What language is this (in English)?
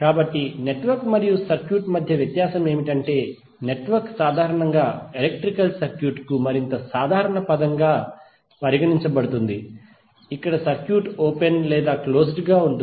Telugu